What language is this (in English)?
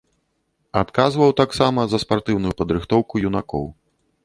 Belarusian